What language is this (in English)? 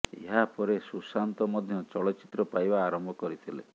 Odia